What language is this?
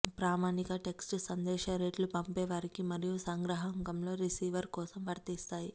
Telugu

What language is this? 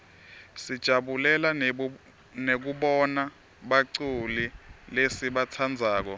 Swati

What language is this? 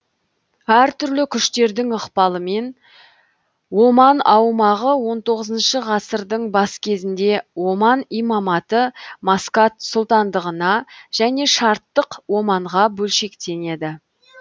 Kazakh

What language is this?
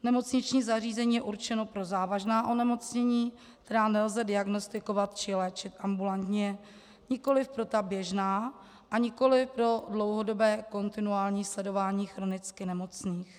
Czech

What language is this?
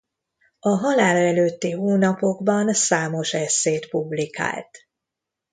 Hungarian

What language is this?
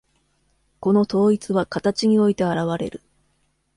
Japanese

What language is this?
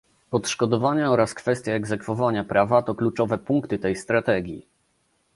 Polish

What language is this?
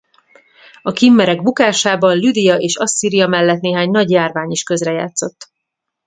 Hungarian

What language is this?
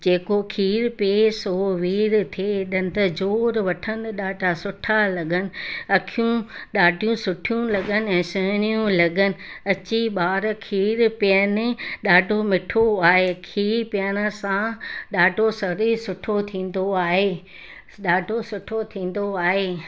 Sindhi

